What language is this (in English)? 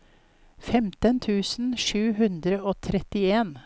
Norwegian